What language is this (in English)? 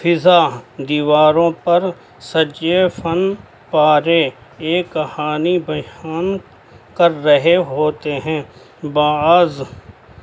Urdu